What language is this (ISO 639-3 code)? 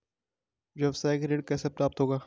hin